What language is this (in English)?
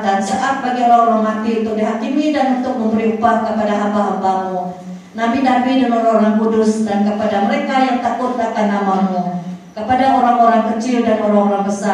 Malay